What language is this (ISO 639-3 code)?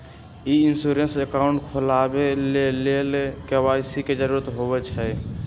mag